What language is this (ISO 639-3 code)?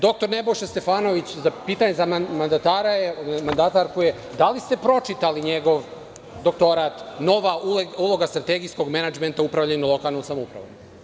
srp